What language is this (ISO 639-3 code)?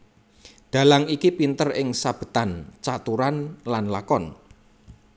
jav